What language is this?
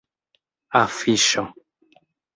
Esperanto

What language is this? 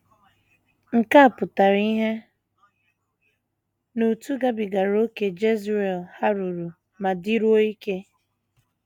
Igbo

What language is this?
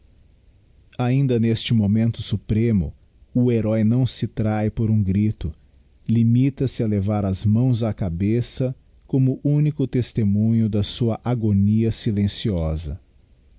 Portuguese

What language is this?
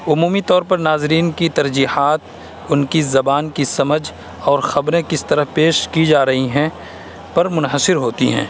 Urdu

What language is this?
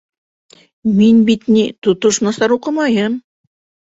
Bashkir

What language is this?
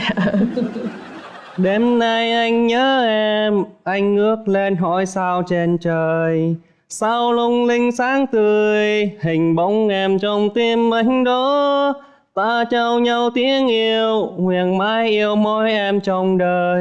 Vietnamese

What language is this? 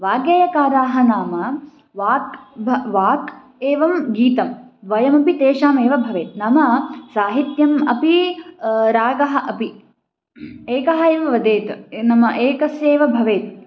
Sanskrit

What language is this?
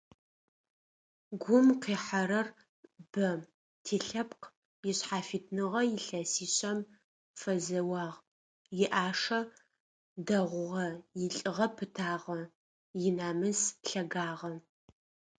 Adyghe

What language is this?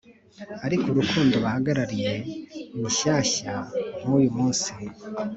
Kinyarwanda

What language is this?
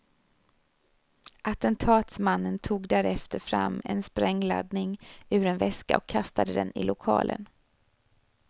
Swedish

